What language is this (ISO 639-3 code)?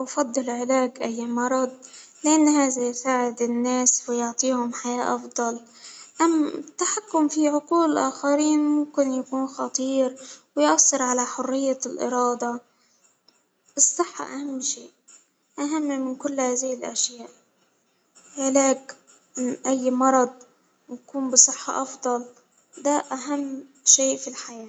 acw